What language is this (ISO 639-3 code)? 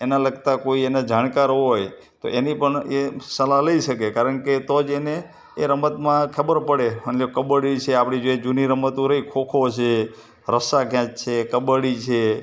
guj